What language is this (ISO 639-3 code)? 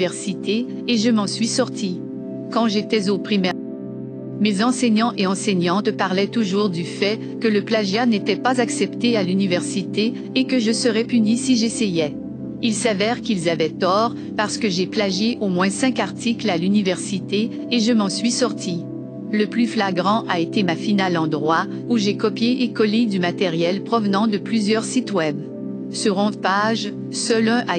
fra